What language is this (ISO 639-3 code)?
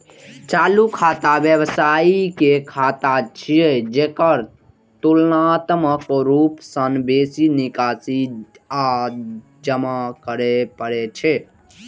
mai